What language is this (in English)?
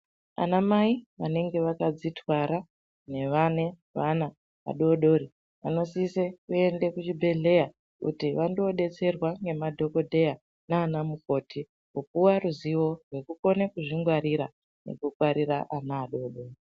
Ndau